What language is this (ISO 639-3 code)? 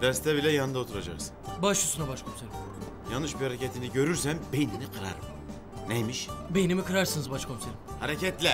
tur